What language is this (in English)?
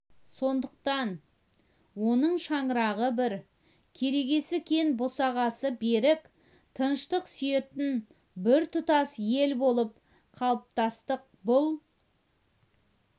Kazakh